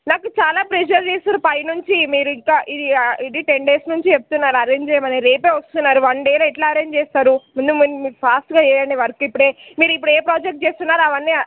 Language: Telugu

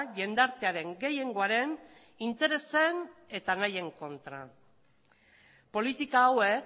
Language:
Basque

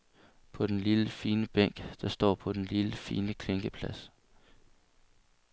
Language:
Danish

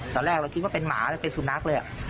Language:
Thai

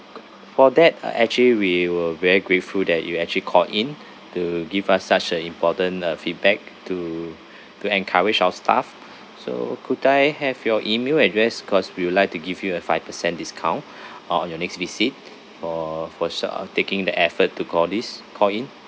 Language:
English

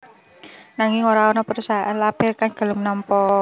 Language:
Javanese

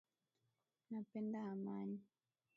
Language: Swahili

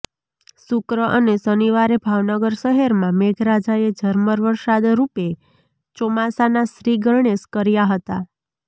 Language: Gujarati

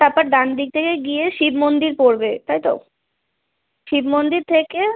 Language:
Bangla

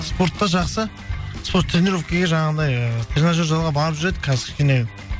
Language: Kazakh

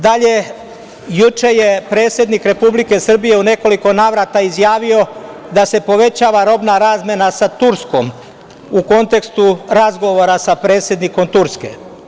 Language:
Serbian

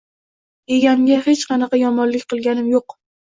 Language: Uzbek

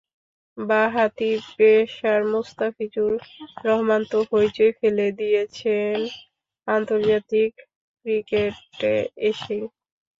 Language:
Bangla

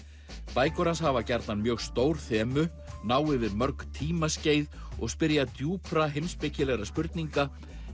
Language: Icelandic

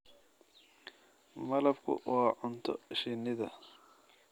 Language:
Somali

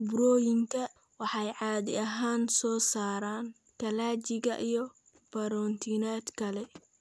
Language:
Somali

